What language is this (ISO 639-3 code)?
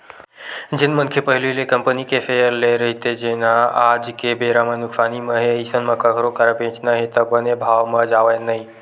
hne